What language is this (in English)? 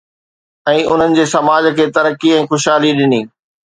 Sindhi